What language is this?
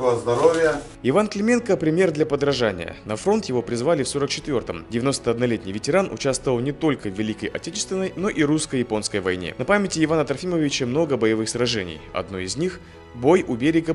Russian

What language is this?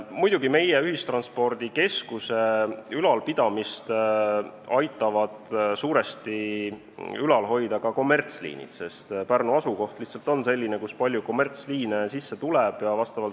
Estonian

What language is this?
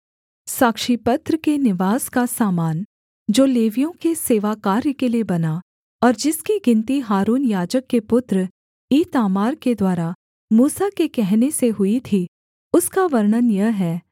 Hindi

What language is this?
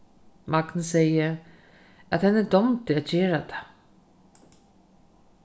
Faroese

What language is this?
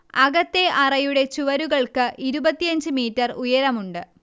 Malayalam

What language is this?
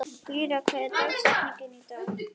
Icelandic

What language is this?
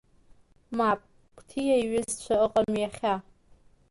Abkhazian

